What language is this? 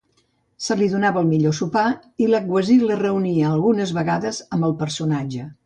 Catalan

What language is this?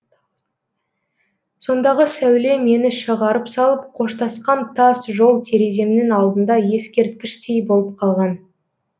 Kazakh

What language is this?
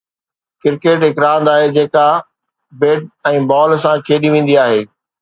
Sindhi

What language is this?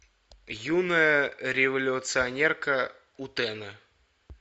Russian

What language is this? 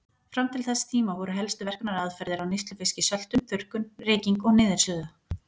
Icelandic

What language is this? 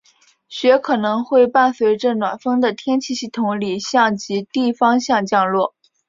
Chinese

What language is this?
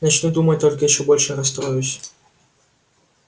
Russian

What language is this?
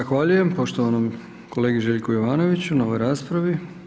Croatian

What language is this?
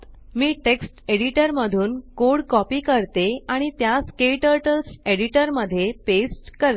Marathi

